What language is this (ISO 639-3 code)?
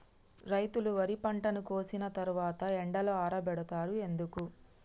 tel